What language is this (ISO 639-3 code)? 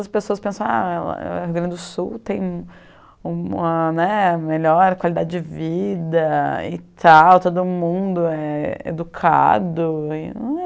por